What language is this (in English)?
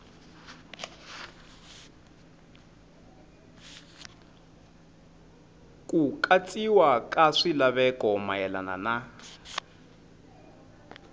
Tsonga